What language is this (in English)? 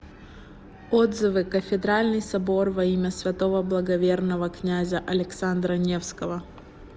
Russian